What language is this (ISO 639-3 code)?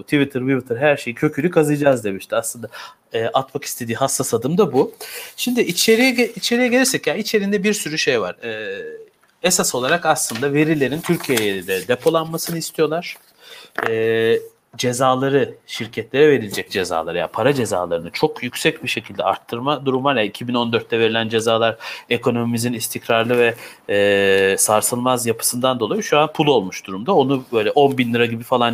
tur